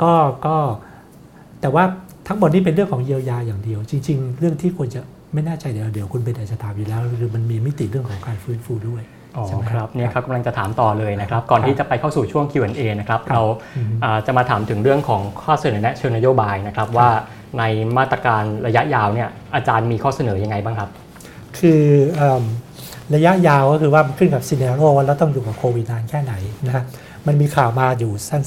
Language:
Thai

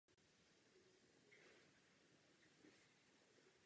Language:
Czech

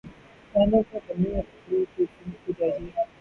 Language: Urdu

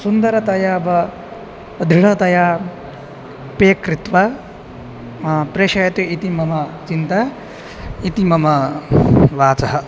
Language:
Sanskrit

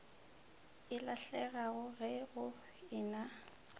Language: Northern Sotho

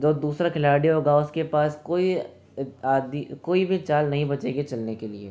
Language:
Hindi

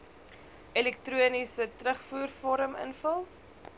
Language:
Afrikaans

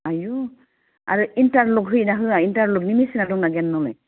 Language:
Bodo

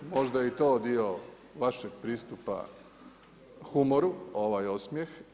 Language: Croatian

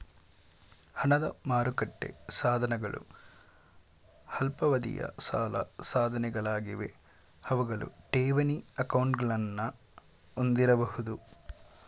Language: Kannada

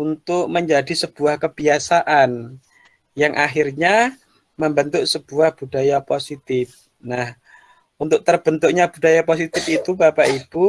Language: Indonesian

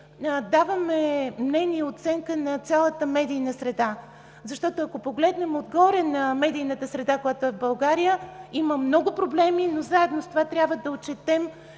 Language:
Bulgarian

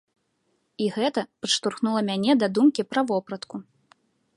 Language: Belarusian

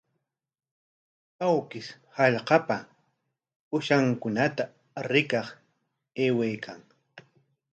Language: Corongo Ancash Quechua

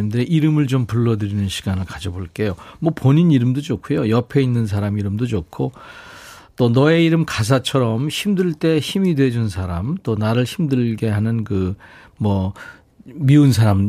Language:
Korean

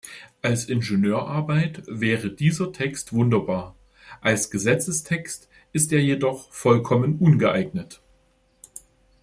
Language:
German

